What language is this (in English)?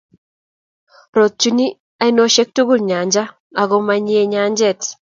Kalenjin